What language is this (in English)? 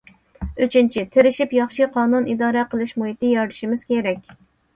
Uyghur